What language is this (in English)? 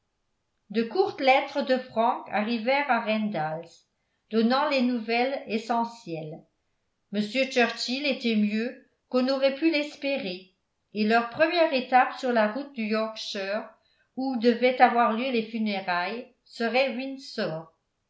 French